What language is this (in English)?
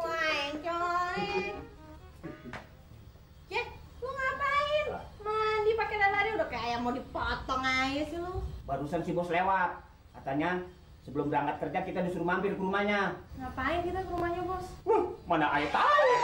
Indonesian